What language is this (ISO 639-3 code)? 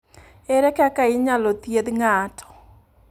luo